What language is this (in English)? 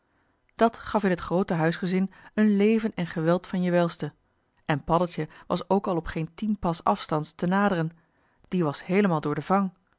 Dutch